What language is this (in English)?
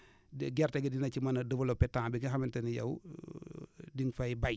Wolof